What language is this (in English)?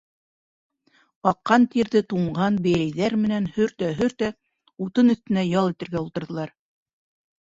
Bashkir